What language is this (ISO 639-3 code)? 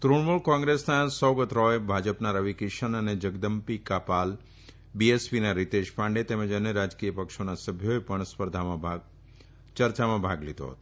guj